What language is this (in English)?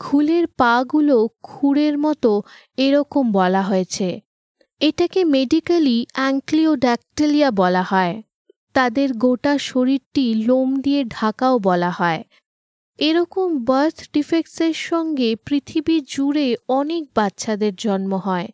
Bangla